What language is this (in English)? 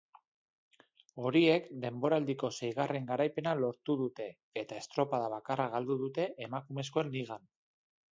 Basque